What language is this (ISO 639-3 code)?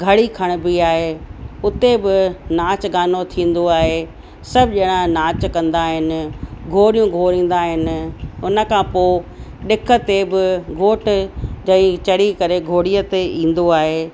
snd